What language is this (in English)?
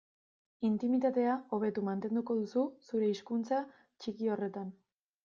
Basque